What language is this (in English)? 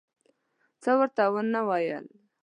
Pashto